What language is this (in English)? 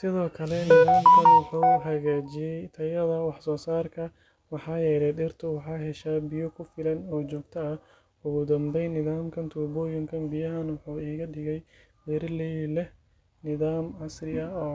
Somali